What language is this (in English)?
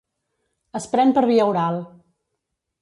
Catalan